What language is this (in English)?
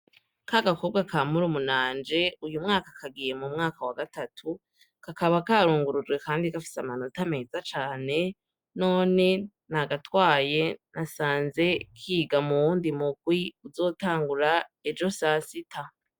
Rundi